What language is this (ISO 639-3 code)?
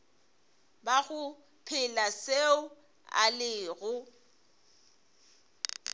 nso